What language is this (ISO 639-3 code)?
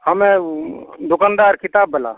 mai